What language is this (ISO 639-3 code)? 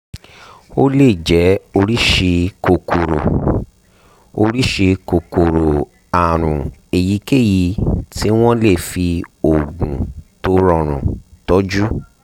yor